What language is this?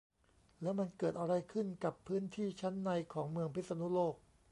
Thai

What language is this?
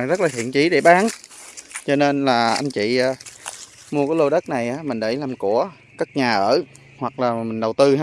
Vietnamese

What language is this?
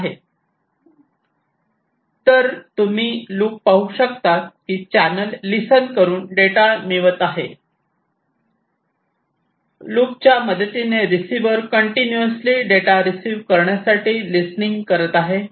Marathi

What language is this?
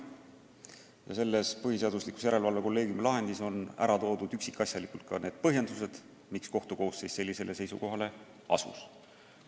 Estonian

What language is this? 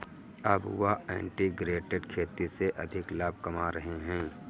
Hindi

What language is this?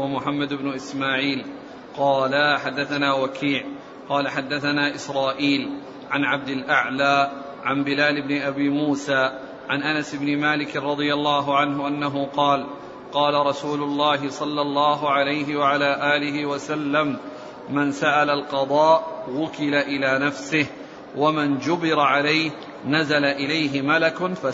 Arabic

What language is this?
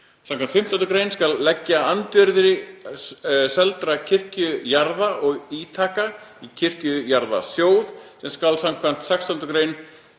Icelandic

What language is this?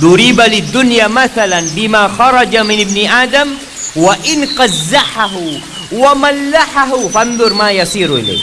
Indonesian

